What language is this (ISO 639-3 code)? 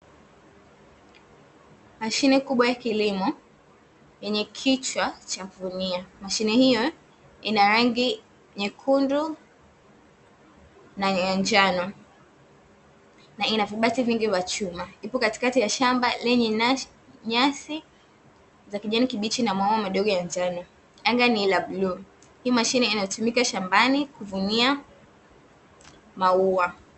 swa